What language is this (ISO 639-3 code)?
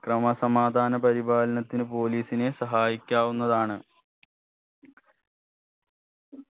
mal